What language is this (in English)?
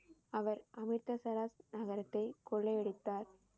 Tamil